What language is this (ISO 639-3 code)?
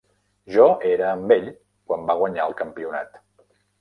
cat